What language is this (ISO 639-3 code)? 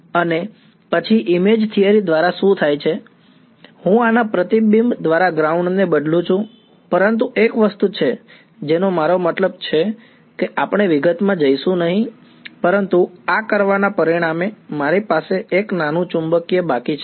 guj